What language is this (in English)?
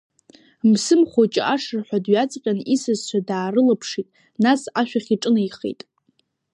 Abkhazian